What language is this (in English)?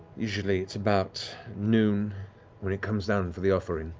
English